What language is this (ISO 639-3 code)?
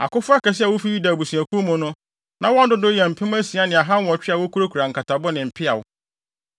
aka